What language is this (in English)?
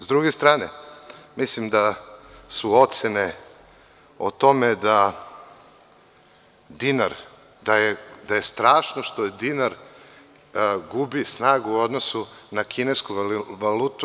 Serbian